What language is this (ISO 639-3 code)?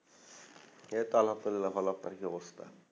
ben